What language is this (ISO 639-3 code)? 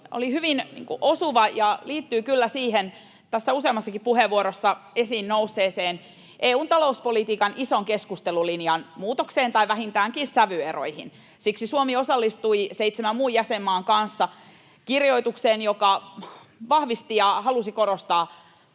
fin